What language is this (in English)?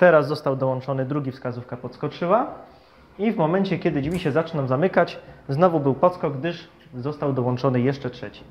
Polish